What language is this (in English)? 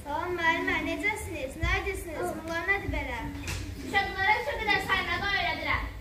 Turkish